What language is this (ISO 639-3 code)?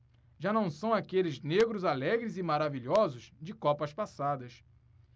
por